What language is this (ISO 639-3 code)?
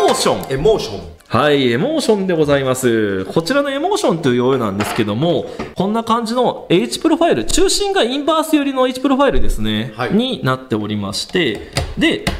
jpn